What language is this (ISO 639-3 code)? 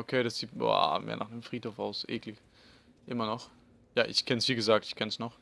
deu